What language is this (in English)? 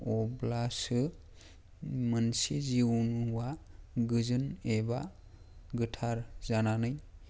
Bodo